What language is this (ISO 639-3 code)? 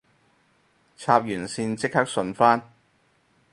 yue